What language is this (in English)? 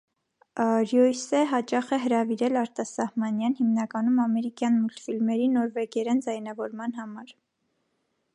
Armenian